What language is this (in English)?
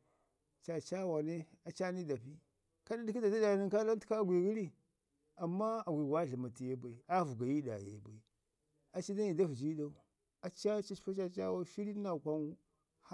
Ngizim